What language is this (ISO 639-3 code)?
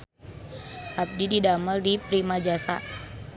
sun